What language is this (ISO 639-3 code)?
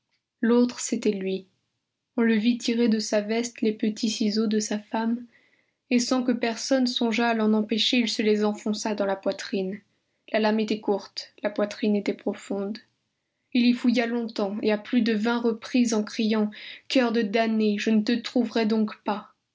fra